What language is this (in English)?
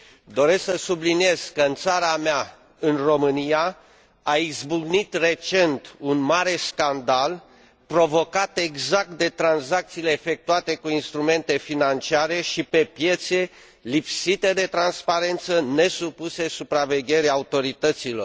Romanian